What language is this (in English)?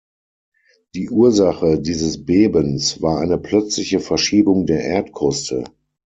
German